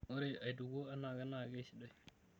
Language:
Masai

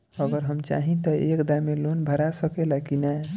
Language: Bhojpuri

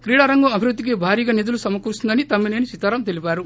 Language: Telugu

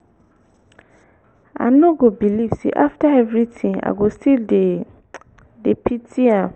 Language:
Nigerian Pidgin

